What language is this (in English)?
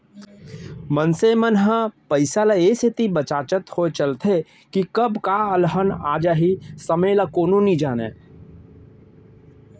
Chhattisgarhi